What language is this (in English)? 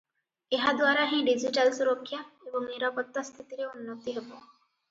Odia